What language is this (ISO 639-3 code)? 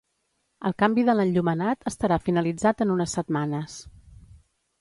cat